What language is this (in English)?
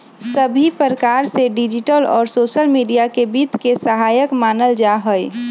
Magahi